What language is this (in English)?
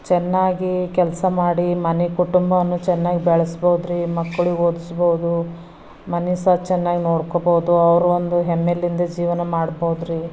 Kannada